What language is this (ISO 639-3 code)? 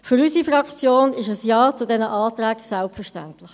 gsw